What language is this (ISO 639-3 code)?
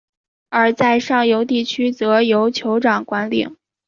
zho